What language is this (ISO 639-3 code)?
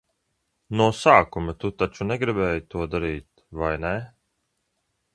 lav